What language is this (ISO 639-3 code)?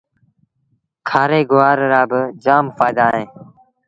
sbn